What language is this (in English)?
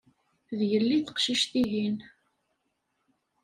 Kabyle